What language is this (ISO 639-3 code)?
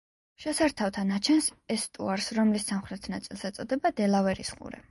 kat